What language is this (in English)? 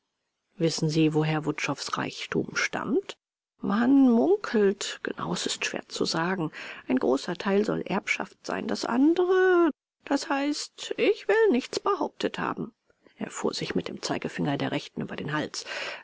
German